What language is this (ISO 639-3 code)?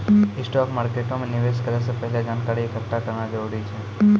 mai